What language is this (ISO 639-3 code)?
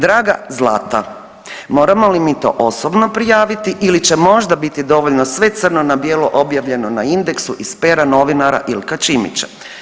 hrv